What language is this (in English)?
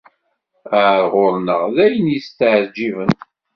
Kabyle